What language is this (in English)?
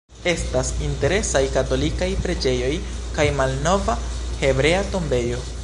Esperanto